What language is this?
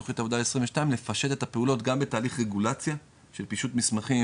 Hebrew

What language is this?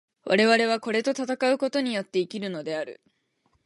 Japanese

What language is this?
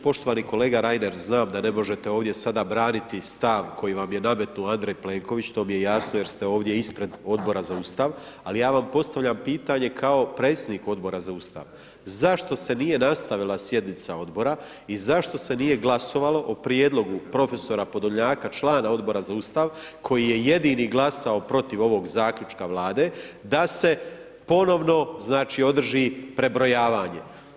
Croatian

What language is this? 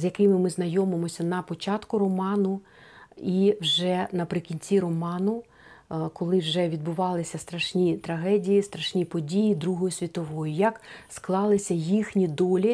Ukrainian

